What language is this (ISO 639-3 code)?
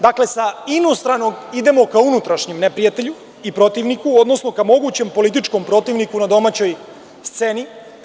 srp